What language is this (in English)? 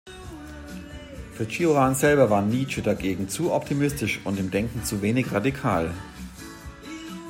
German